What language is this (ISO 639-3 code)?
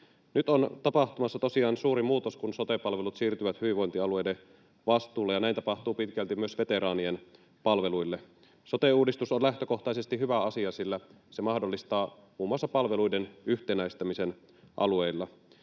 fin